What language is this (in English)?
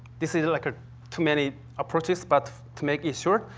English